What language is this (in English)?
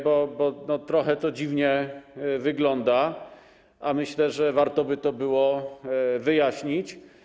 Polish